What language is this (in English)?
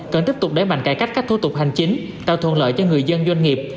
Vietnamese